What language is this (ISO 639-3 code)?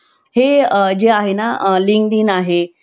mar